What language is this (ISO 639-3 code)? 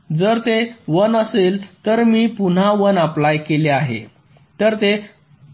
mar